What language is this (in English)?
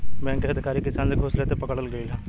Bhojpuri